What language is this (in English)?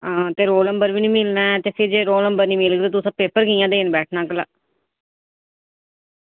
Dogri